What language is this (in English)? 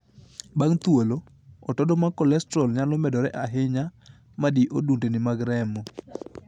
Luo (Kenya and Tanzania)